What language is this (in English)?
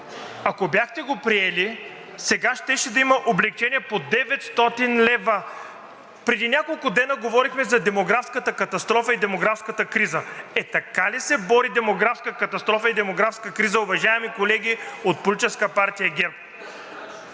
Bulgarian